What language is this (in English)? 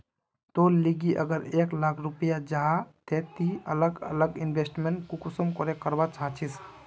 Magahi